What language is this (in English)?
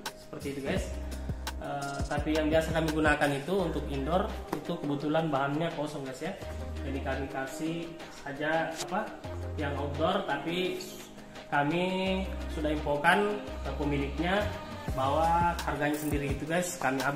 Indonesian